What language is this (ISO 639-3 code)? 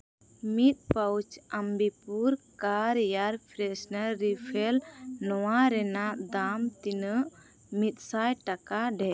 sat